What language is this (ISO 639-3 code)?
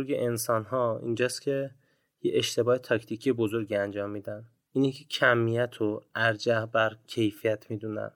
fas